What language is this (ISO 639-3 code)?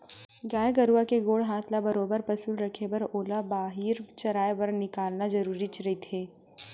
hne